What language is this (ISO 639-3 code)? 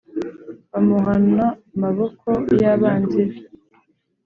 kin